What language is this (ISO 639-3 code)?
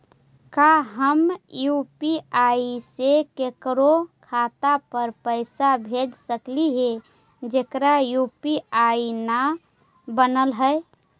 mag